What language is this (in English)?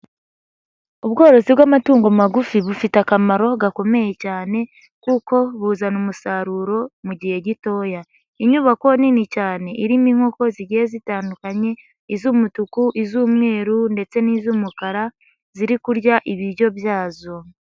Kinyarwanda